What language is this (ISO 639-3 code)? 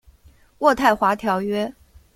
zho